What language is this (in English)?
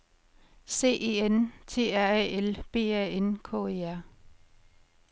Danish